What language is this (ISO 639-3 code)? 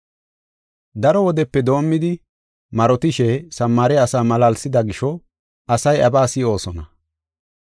gof